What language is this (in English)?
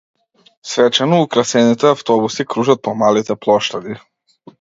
Macedonian